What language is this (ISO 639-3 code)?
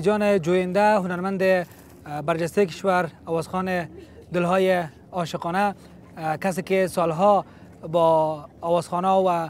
fas